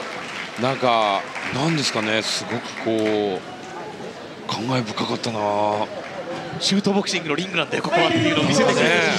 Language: Japanese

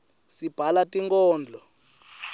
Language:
Swati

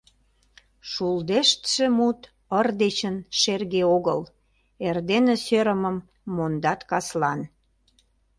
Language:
Mari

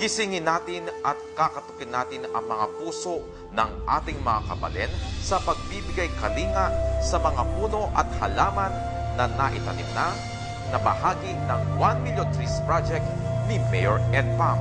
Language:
Filipino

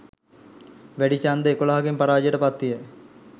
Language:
Sinhala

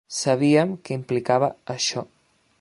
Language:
Catalan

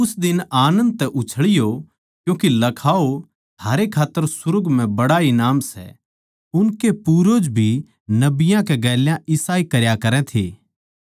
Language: Haryanvi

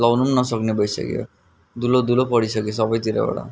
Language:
Nepali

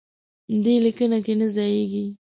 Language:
Pashto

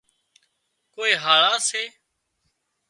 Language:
Wadiyara Koli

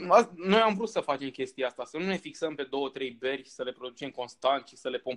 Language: Romanian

